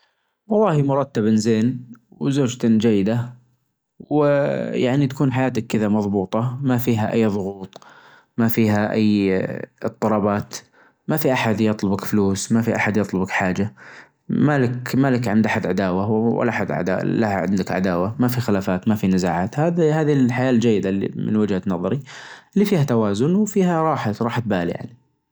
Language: Najdi Arabic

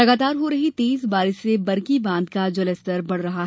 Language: Hindi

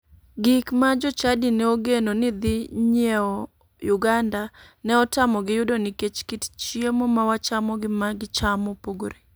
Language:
Luo (Kenya and Tanzania)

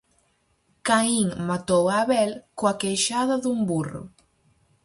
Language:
Galician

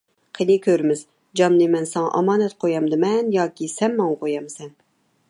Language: Uyghur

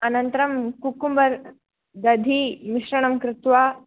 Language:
Sanskrit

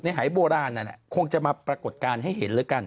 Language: Thai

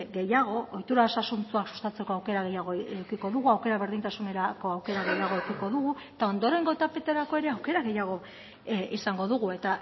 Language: Basque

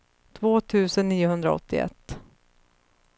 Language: Swedish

